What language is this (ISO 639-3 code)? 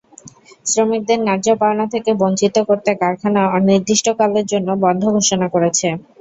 ben